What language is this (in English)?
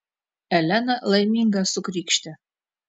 Lithuanian